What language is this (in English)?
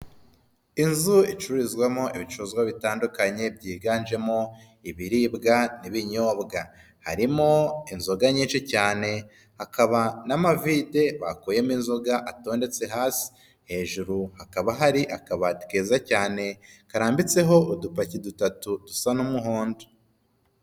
Kinyarwanda